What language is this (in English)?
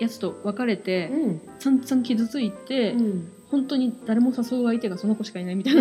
Japanese